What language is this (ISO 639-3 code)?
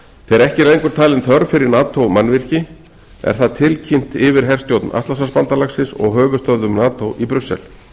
isl